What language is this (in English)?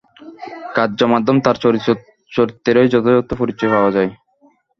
Bangla